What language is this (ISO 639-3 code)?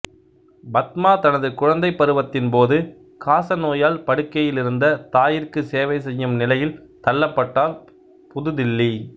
tam